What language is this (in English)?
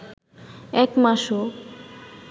Bangla